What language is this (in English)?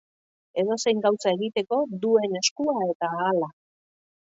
Basque